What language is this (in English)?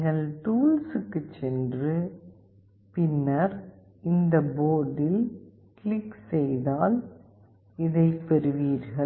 Tamil